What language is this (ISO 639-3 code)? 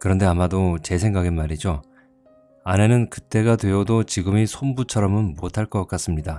kor